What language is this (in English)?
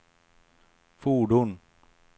Swedish